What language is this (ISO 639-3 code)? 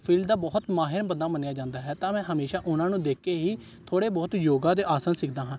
pan